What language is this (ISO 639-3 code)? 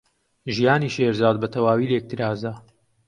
ckb